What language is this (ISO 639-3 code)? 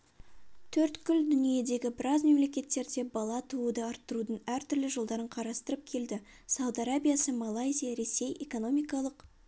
kaz